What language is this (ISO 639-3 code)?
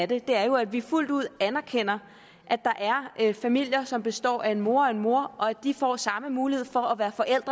dan